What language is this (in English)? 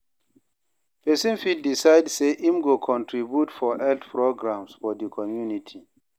Nigerian Pidgin